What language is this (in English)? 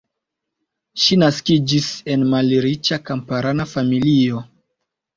Esperanto